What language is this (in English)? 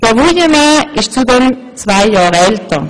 Swiss German